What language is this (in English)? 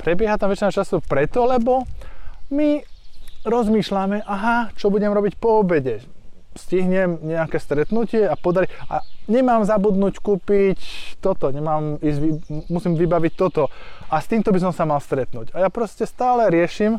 Slovak